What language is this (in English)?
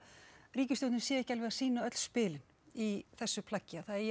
Icelandic